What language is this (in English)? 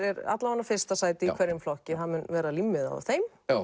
Icelandic